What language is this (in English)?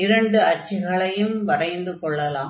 Tamil